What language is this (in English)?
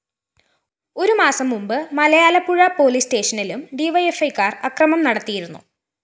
Malayalam